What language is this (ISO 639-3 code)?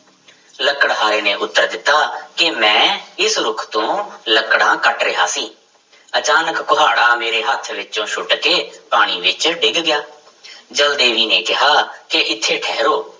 pan